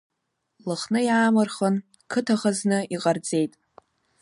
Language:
Abkhazian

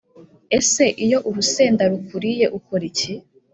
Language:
Kinyarwanda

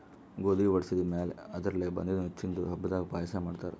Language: Kannada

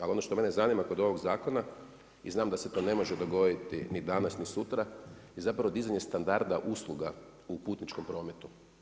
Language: Croatian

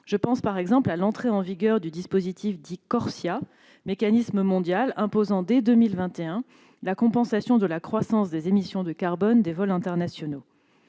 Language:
French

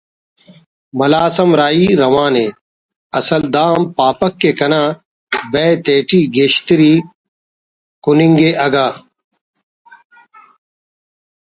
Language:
Brahui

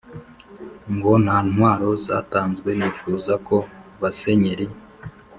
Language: Kinyarwanda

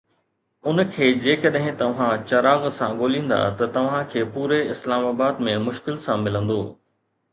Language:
Sindhi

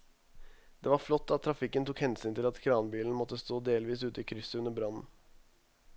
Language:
Norwegian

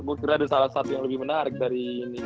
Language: Indonesian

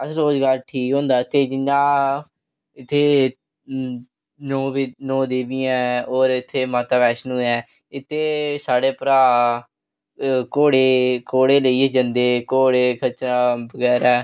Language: Dogri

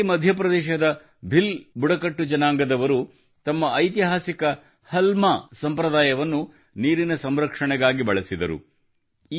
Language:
Kannada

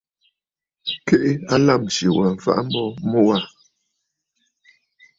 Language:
Bafut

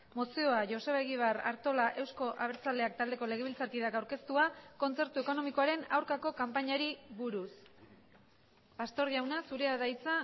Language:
Basque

